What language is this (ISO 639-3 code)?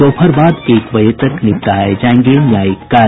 hin